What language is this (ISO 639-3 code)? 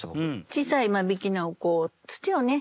jpn